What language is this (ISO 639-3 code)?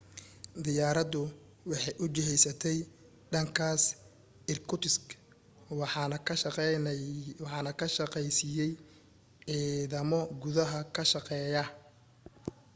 som